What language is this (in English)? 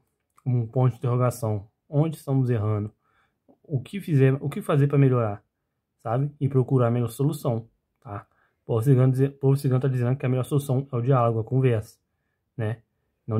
Portuguese